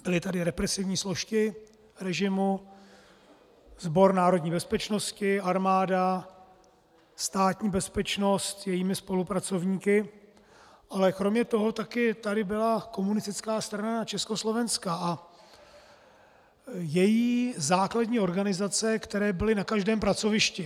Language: Czech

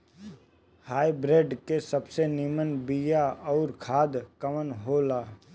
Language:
Bhojpuri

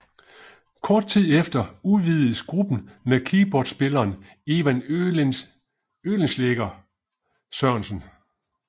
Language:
Danish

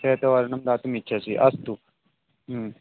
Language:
Sanskrit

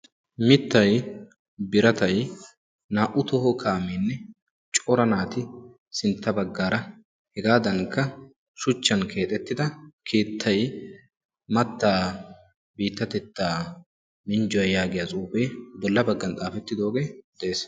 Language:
Wolaytta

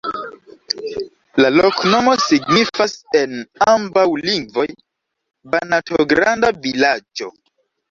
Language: Esperanto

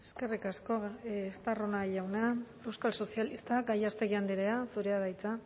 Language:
Basque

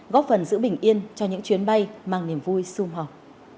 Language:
Vietnamese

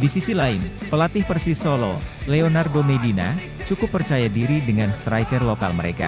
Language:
Indonesian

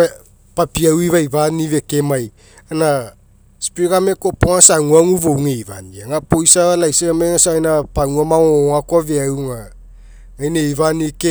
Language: Mekeo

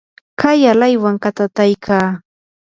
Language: Yanahuanca Pasco Quechua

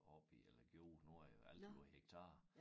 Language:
Danish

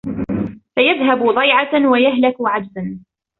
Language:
Arabic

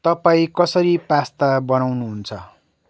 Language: Nepali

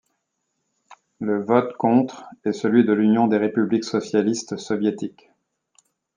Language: French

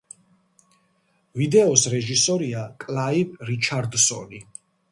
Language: Georgian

